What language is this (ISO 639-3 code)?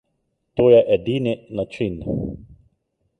slv